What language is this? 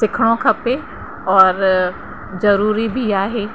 Sindhi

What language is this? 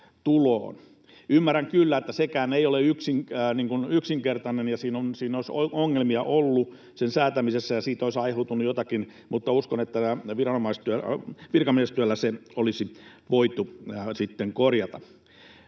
Finnish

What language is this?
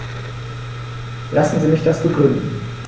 German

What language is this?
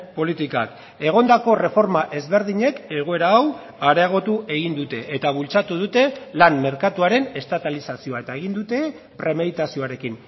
Basque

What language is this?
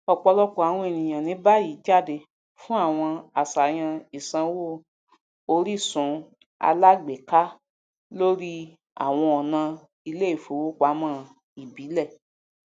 Yoruba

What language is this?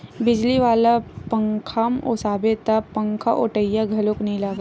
Chhattisgarhi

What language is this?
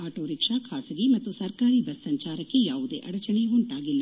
Kannada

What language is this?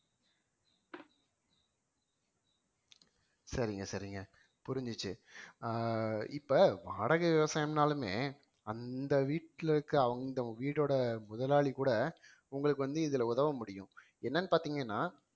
Tamil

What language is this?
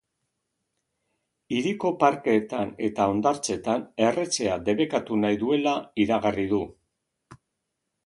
Basque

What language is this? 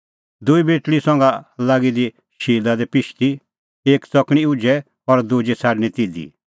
Kullu Pahari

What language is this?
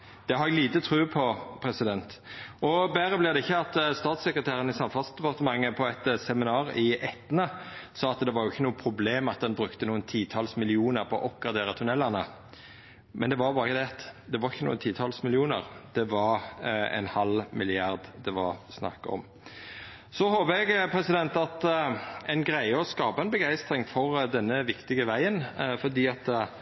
Norwegian Nynorsk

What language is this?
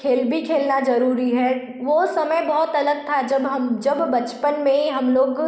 Hindi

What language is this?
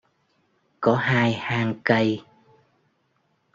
Vietnamese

